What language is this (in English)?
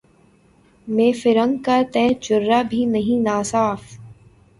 Urdu